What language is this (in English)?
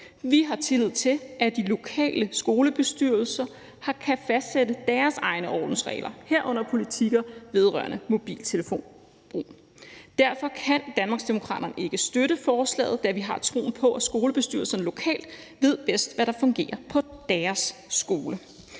Danish